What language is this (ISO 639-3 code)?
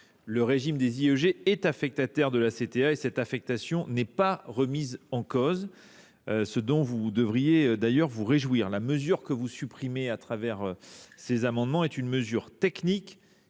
fra